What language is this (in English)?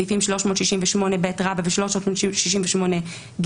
Hebrew